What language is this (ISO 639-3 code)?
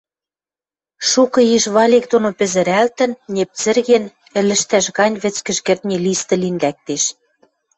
mrj